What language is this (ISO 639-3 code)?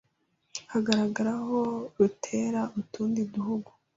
kin